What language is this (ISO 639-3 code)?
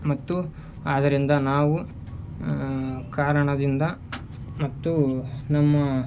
kan